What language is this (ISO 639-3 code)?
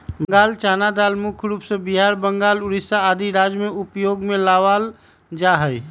mag